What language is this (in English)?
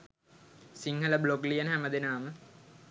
Sinhala